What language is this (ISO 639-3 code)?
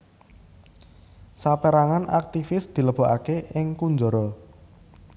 jav